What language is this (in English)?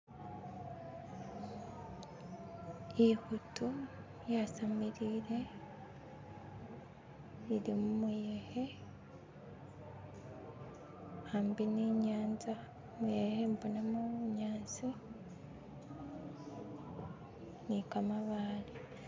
Masaaba